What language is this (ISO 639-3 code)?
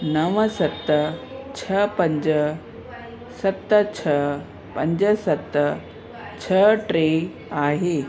snd